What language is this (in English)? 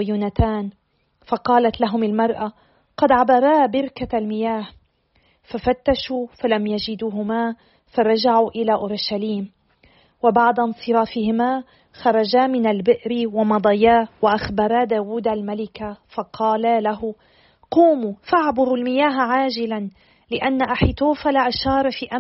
Arabic